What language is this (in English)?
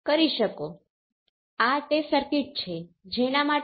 Gujarati